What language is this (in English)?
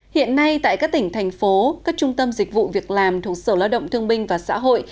Vietnamese